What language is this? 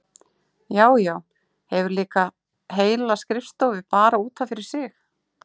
Icelandic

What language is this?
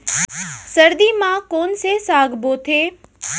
Chhattisgarhi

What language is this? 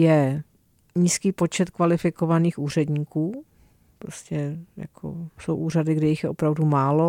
Czech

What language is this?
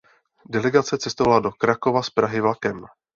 Czech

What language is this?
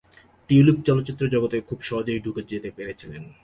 Bangla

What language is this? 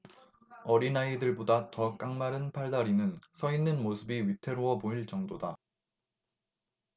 Korean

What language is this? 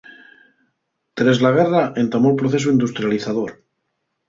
Asturian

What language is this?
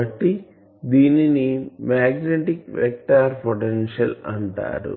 Telugu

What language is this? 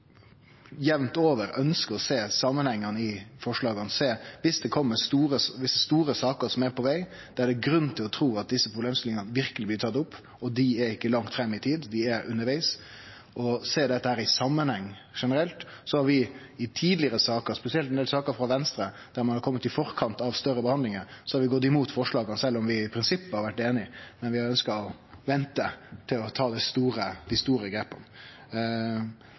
Norwegian Nynorsk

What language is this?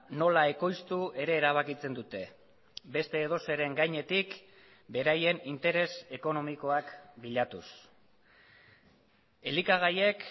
Basque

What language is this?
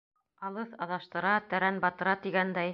Bashkir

